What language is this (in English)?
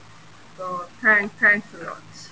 Punjabi